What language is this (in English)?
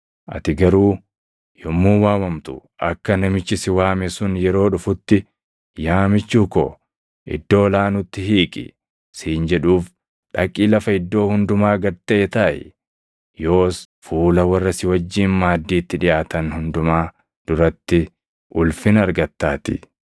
Oromo